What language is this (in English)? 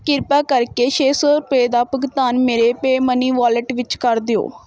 Punjabi